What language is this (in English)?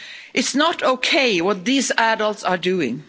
English